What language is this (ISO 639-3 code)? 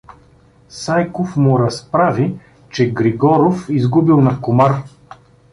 bul